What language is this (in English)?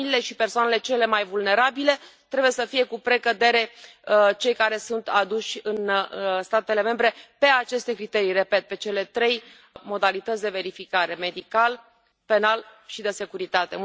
Romanian